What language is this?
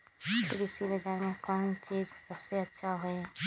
Magahi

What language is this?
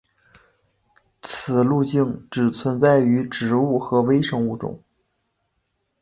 Chinese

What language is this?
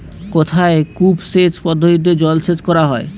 Bangla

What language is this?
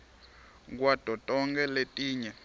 Swati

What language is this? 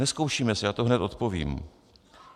Czech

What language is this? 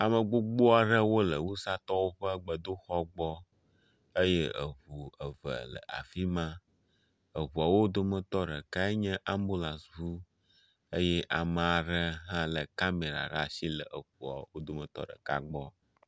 Ewe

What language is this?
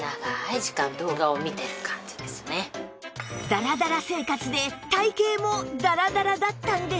Japanese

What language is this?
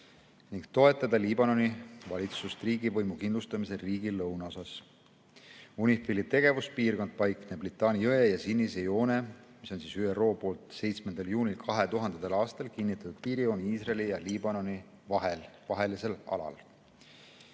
Estonian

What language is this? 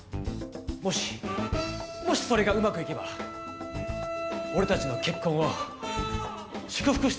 Japanese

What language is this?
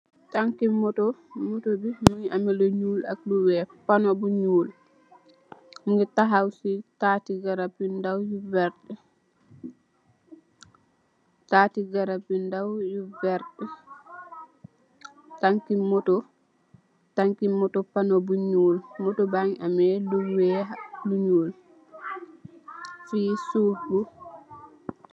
Wolof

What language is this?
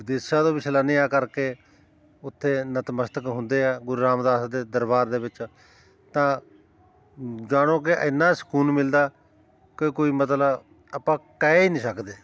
Punjabi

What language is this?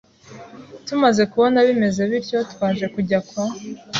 Kinyarwanda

